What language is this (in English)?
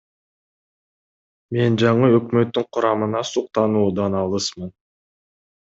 Kyrgyz